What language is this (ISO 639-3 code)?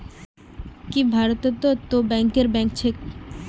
mag